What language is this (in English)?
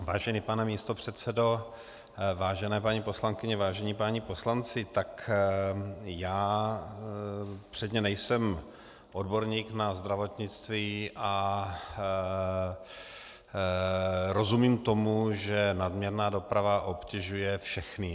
Czech